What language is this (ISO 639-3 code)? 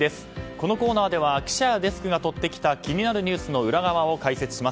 jpn